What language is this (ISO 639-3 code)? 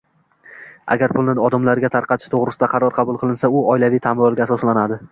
uzb